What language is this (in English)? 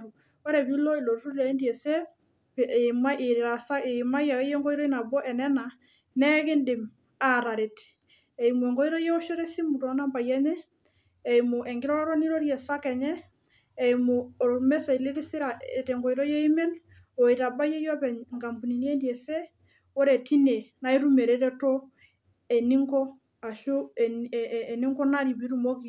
Masai